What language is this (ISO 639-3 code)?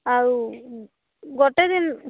ori